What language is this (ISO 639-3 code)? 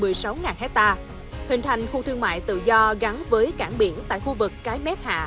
vie